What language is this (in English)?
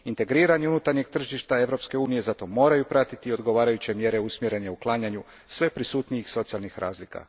Croatian